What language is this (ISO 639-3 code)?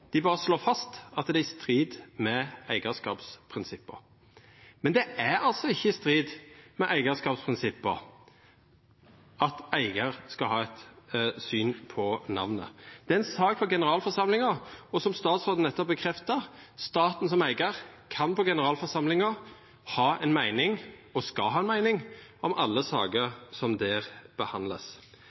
nno